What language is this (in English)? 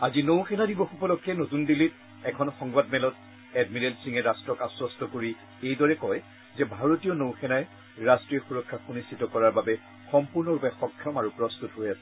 Assamese